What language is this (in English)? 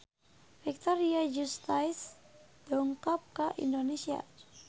Sundanese